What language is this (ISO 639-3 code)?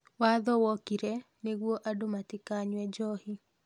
kik